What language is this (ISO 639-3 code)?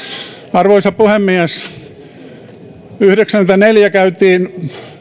fin